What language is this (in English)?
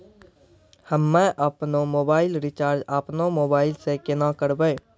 Maithili